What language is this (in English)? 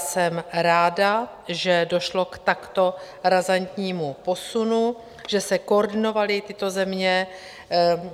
Czech